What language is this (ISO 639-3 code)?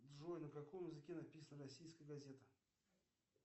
rus